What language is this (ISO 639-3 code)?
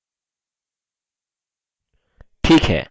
hin